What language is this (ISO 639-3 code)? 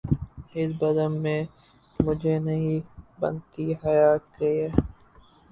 urd